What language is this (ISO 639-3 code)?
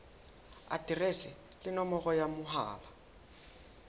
sot